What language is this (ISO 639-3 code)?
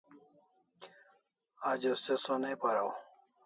kls